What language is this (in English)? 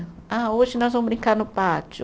Portuguese